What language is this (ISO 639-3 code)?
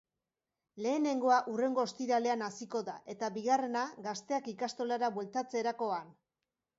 eus